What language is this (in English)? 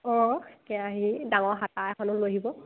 Assamese